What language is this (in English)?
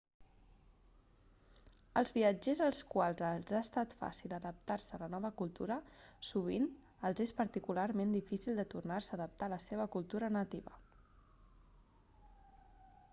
Catalan